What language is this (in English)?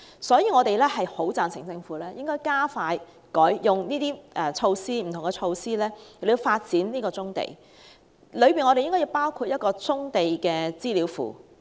Cantonese